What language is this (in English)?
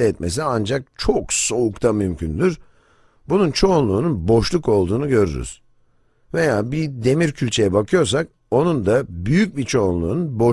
Turkish